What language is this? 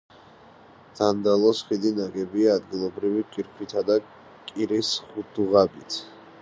Georgian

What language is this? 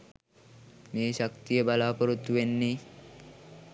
Sinhala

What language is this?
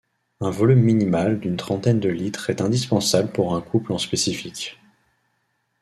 French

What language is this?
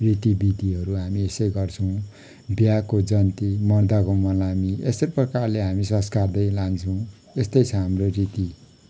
Nepali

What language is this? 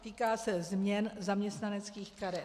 Czech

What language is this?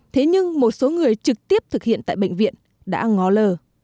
Vietnamese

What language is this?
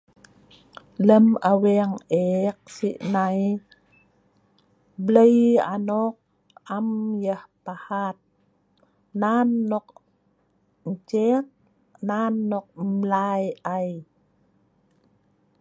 Sa'ban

